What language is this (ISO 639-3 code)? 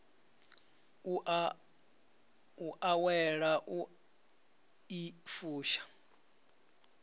ven